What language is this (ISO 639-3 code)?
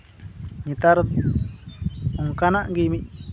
sat